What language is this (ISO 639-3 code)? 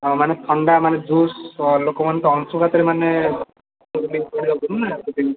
ori